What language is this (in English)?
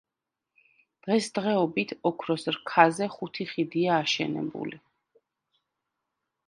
Georgian